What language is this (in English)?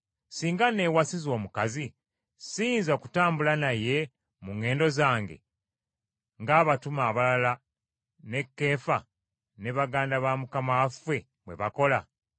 Ganda